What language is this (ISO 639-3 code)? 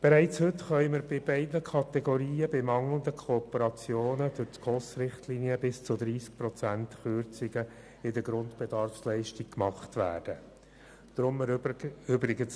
gsw